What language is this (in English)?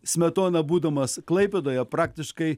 Lithuanian